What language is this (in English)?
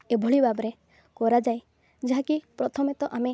Odia